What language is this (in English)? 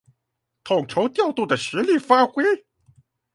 Chinese